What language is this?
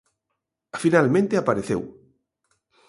Galician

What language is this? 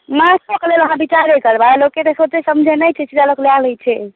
Maithili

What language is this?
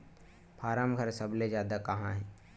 Chhattisgarhi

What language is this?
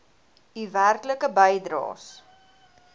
Afrikaans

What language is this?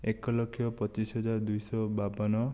Odia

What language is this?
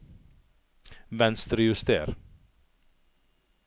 Norwegian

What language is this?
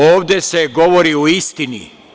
Serbian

